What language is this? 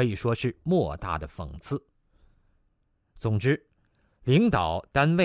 Chinese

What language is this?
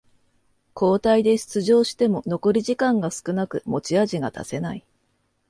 Japanese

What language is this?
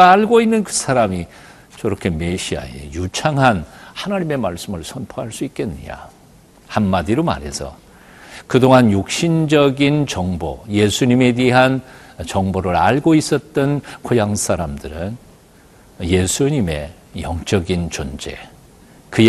Korean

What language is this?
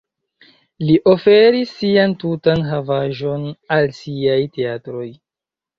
Esperanto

